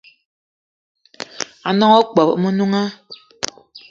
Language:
Eton (Cameroon)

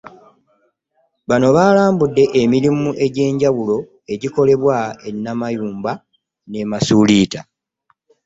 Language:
Ganda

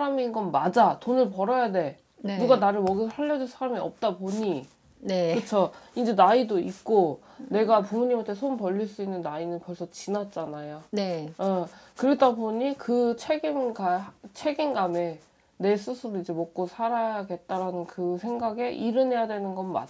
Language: Korean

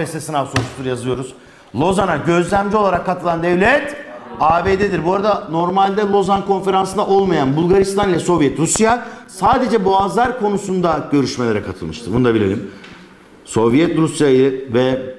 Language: Turkish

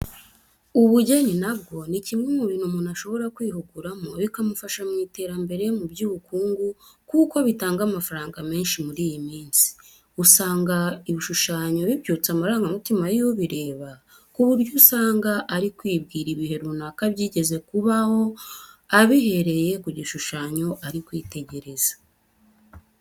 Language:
Kinyarwanda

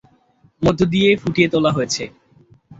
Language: Bangla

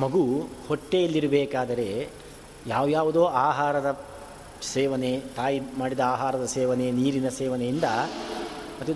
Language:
Kannada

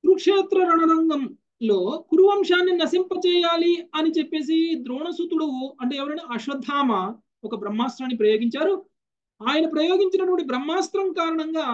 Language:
Telugu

